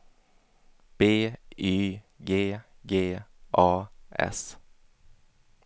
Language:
Swedish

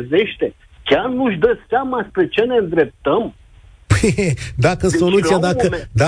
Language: Romanian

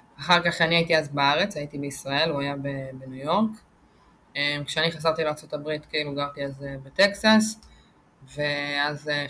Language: Hebrew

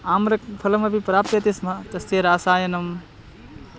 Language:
Sanskrit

